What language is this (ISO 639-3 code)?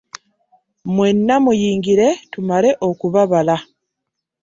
lug